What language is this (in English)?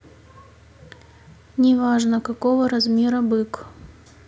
Russian